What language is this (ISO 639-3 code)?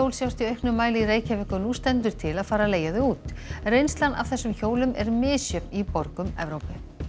isl